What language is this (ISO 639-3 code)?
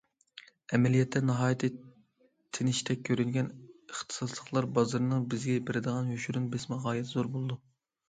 uig